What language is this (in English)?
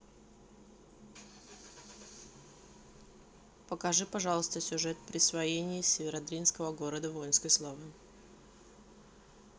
Russian